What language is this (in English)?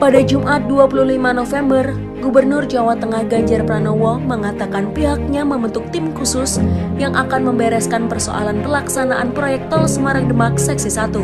Indonesian